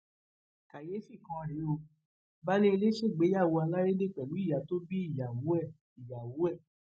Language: Yoruba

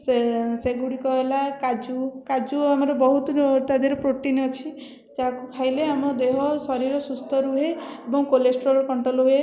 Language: Odia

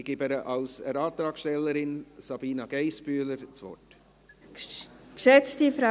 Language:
Swiss German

